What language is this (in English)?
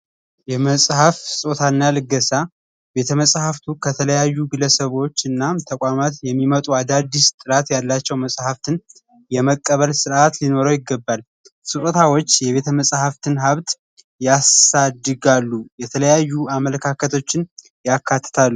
Amharic